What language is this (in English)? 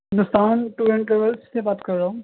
Urdu